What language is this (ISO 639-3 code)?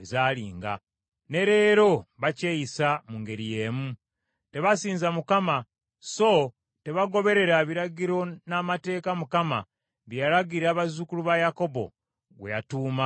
lug